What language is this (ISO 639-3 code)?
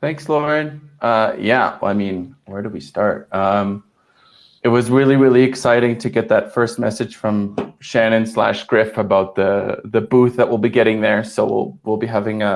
eng